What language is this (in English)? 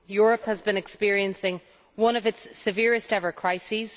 English